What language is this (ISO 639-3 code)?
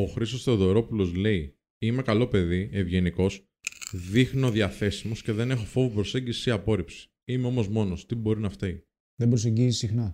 ell